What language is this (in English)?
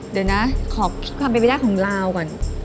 Thai